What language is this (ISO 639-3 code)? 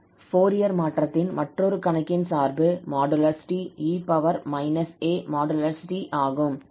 tam